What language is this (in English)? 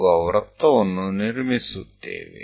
Gujarati